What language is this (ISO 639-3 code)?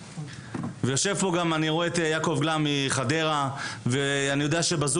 heb